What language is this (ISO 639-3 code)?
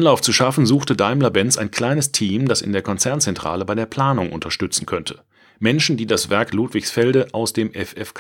deu